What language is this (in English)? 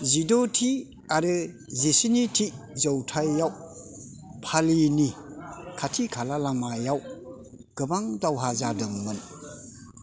Bodo